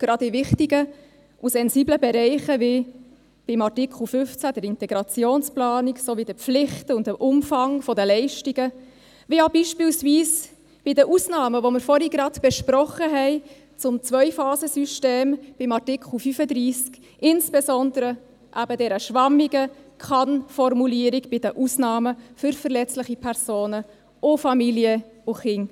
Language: Swiss German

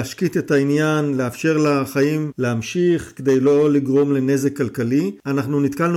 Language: Hebrew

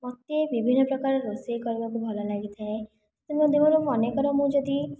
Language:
Odia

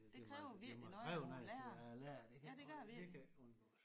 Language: Danish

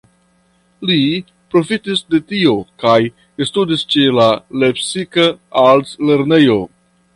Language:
Esperanto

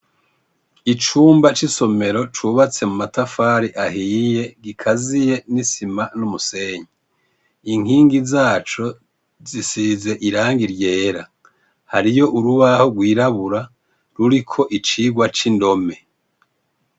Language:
Rundi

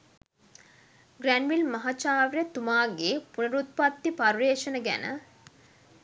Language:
Sinhala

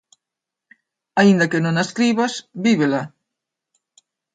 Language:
Galician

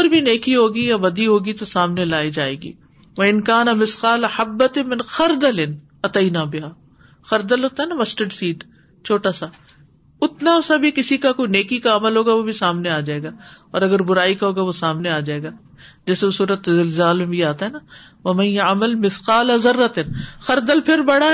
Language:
Urdu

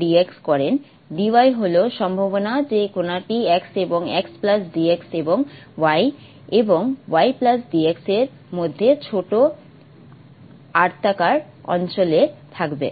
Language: Bangla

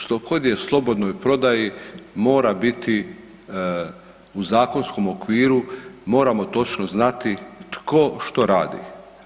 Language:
Croatian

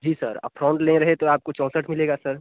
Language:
Hindi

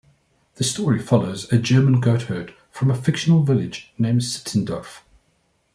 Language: English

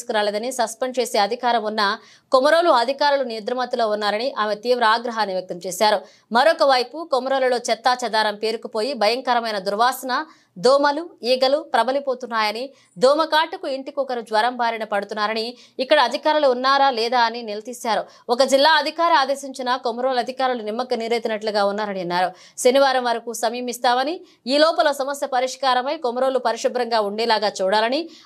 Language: Telugu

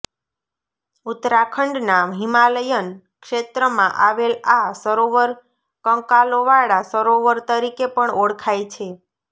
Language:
Gujarati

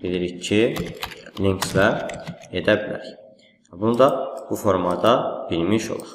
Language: Turkish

